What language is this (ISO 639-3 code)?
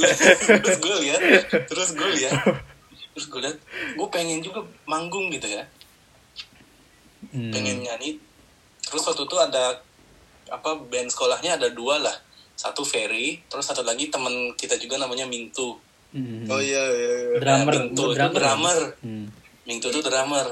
ind